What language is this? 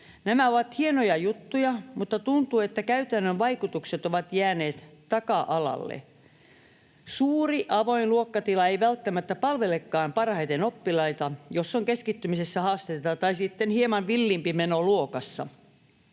Finnish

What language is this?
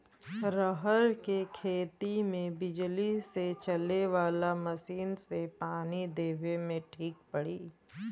Bhojpuri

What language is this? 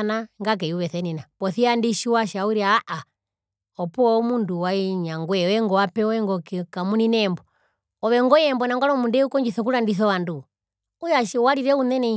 Herero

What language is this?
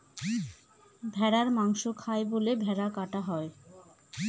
Bangla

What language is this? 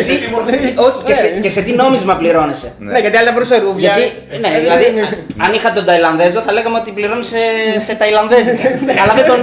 Greek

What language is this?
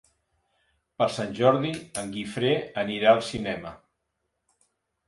Catalan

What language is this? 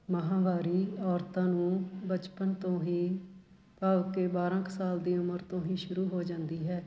Punjabi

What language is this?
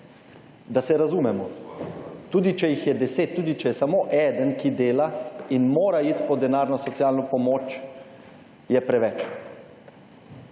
Slovenian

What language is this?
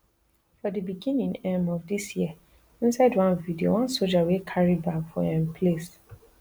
Nigerian Pidgin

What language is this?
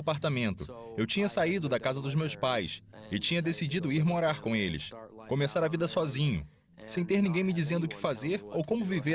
Portuguese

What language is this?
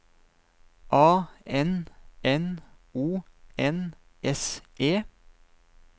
Norwegian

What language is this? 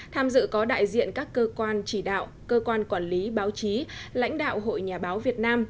Vietnamese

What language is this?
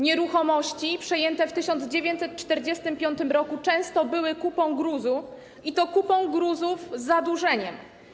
Polish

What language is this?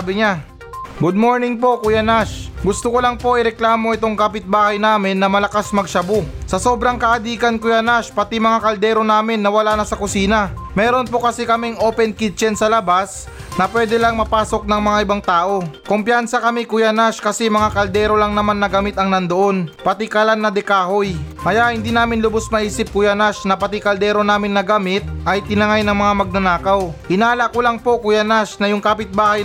Filipino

